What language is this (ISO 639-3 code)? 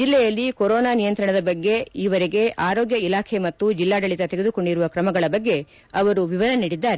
kan